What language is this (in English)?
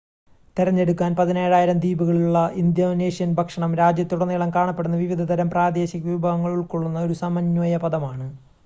Malayalam